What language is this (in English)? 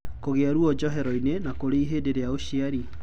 Kikuyu